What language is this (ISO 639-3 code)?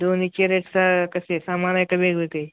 mar